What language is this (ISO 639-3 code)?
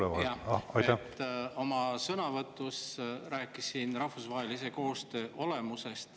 est